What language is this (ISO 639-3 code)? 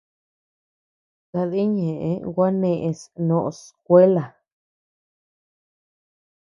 cux